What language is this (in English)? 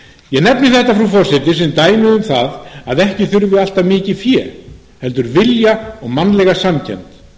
Icelandic